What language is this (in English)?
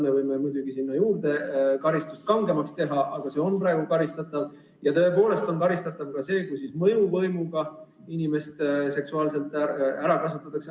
Estonian